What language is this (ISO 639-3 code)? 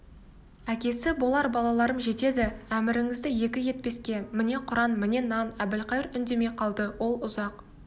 kaz